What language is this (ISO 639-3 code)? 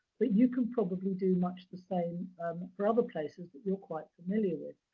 eng